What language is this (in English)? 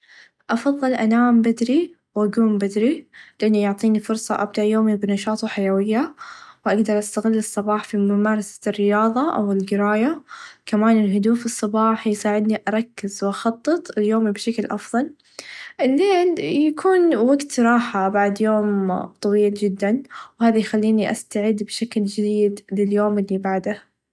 Najdi Arabic